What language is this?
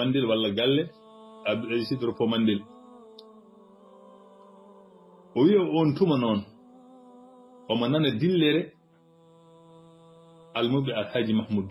Arabic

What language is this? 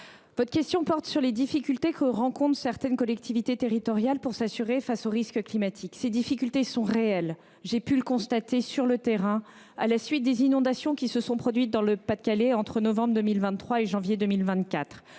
French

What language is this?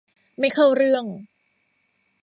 Thai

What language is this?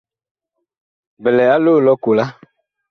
Bakoko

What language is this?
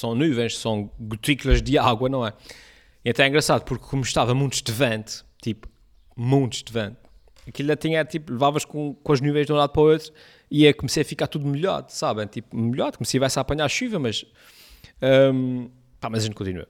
Portuguese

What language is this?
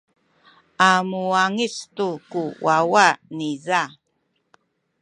Sakizaya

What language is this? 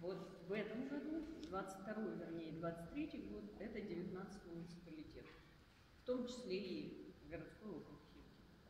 Russian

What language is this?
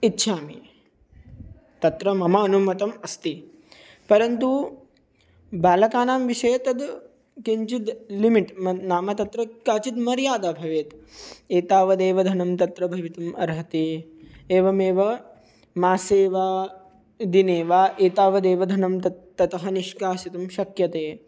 Sanskrit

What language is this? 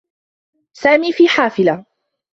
Arabic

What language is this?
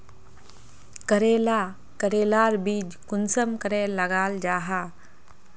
Magahi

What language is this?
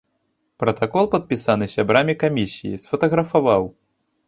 Belarusian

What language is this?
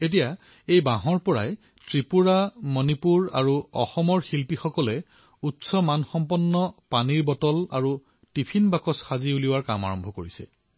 Assamese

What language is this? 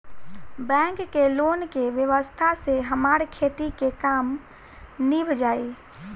Bhojpuri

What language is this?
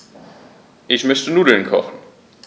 German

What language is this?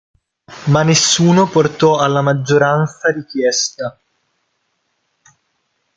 Italian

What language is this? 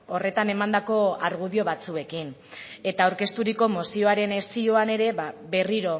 Basque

